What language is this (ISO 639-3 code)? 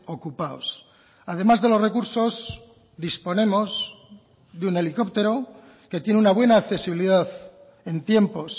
spa